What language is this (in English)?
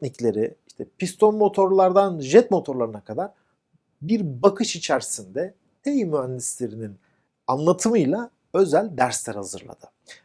Turkish